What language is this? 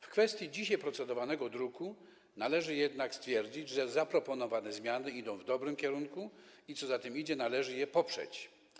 Polish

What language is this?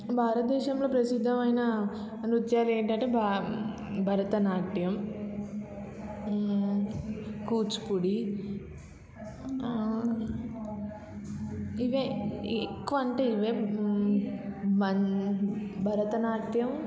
Telugu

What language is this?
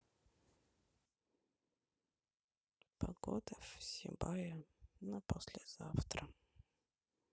Russian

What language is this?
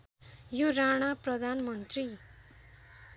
Nepali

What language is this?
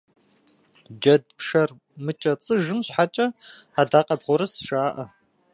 Kabardian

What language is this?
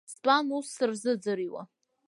Abkhazian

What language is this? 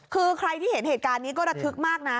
Thai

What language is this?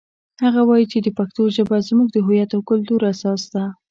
Pashto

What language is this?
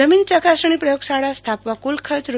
Gujarati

